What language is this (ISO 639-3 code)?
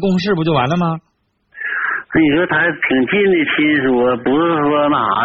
zho